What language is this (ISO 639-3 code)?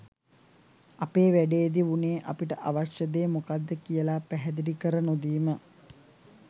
sin